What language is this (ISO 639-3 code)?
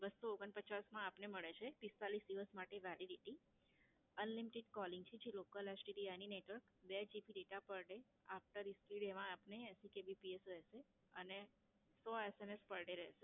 guj